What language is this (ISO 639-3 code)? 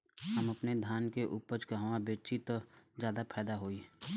bho